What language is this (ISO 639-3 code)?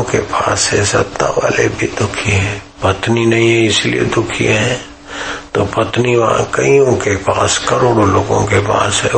hin